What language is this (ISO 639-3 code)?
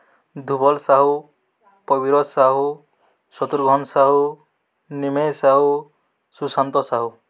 ori